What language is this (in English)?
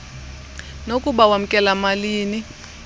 Xhosa